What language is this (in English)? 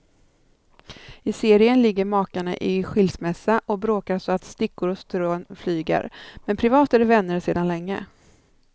Swedish